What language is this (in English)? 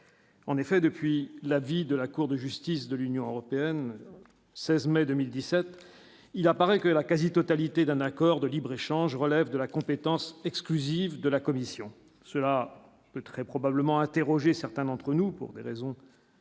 French